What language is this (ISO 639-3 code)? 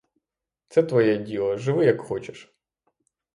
ukr